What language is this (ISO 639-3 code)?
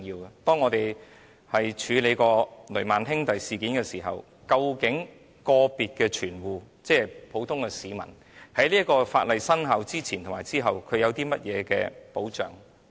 yue